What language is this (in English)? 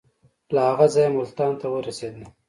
Pashto